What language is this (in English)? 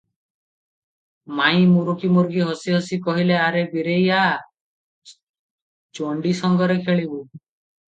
Odia